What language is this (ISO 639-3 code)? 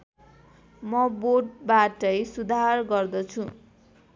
nep